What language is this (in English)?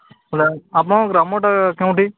Odia